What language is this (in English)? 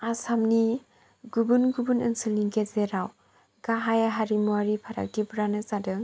Bodo